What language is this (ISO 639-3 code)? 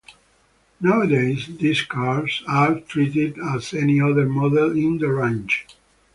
eng